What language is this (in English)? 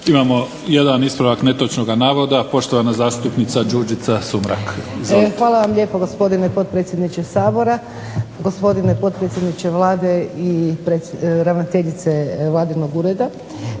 Croatian